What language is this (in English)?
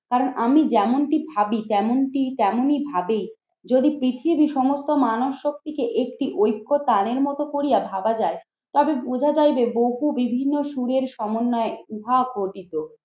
Bangla